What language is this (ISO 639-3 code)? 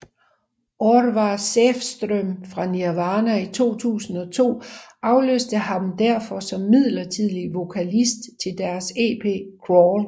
dan